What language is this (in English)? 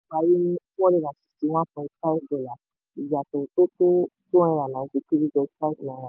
Yoruba